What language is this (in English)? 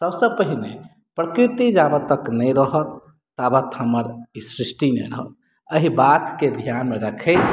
Maithili